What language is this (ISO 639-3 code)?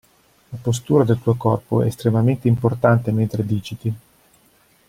ita